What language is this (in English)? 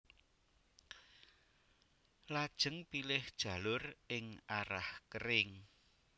Javanese